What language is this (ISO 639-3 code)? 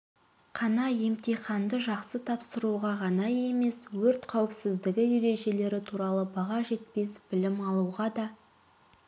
kaz